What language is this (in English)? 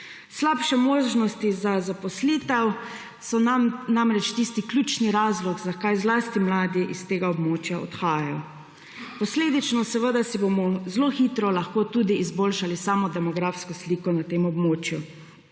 Slovenian